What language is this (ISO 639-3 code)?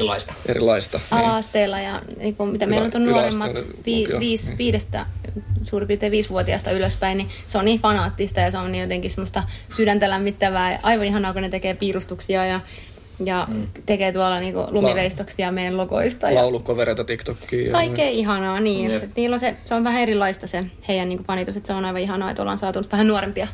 fin